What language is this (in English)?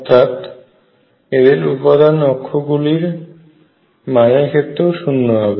Bangla